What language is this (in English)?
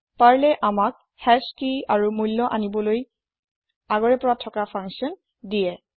Assamese